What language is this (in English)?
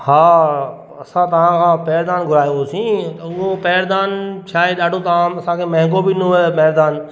Sindhi